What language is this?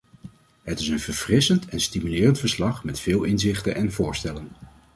Dutch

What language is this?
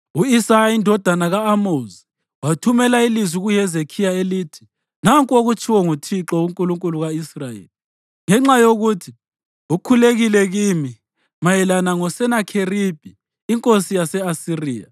North Ndebele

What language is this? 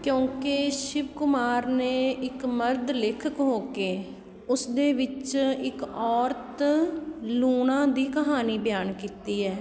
Punjabi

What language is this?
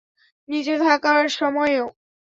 Bangla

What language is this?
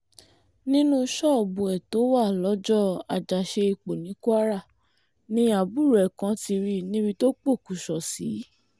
Yoruba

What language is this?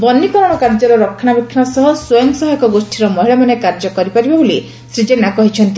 Odia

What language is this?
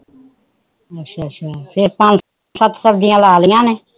Punjabi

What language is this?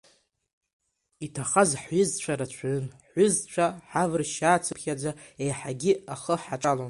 Abkhazian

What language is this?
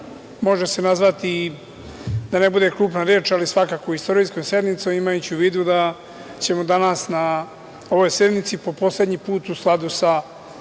Serbian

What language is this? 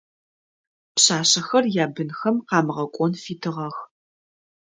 Adyghe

